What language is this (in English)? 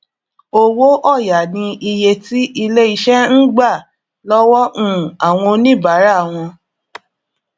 Yoruba